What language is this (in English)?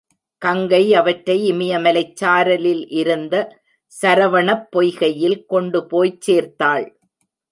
Tamil